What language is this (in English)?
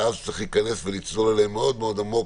Hebrew